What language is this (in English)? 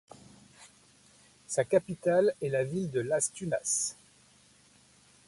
French